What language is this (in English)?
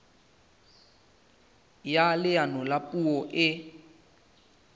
Southern Sotho